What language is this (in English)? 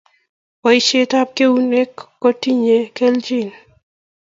Kalenjin